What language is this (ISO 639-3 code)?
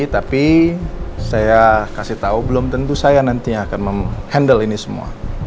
ind